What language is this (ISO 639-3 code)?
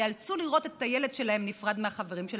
heb